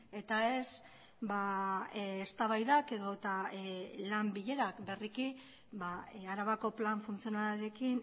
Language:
Basque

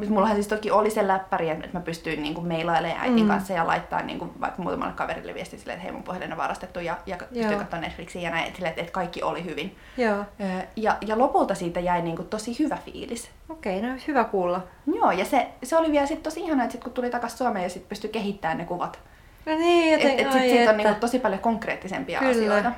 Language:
Finnish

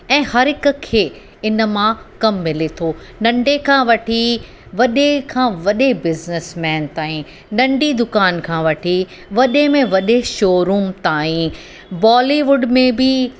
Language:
Sindhi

